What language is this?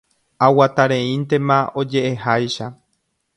Guarani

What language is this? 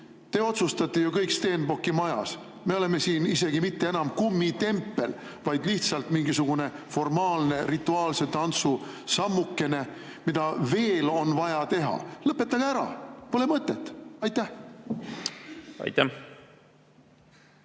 Estonian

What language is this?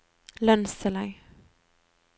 Norwegian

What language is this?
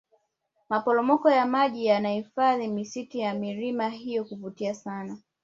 Swahili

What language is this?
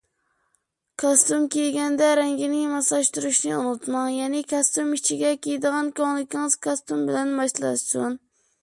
Uyghur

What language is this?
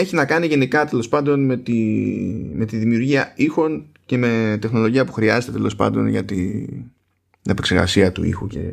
Greek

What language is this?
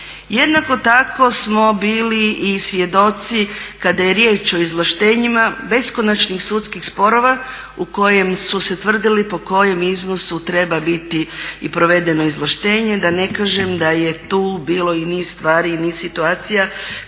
Croatian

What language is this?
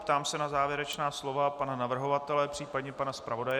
Czech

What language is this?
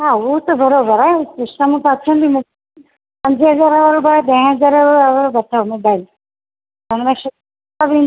Sindhi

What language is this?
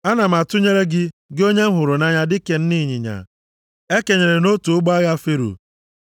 Igbo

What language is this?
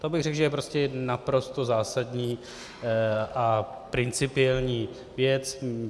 Czech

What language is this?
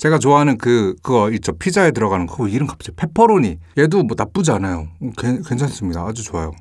Korean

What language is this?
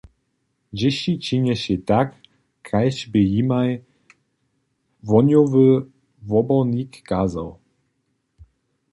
Upper Sorbian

